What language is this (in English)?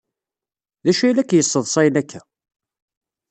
Kabyle